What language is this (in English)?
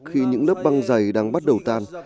Vietnamese